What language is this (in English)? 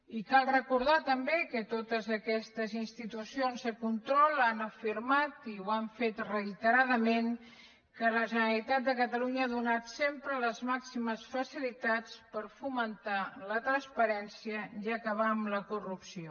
Catalan